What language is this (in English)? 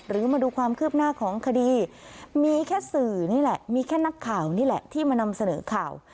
Thai